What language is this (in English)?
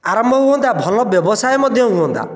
Odia